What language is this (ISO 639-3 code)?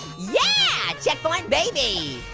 eng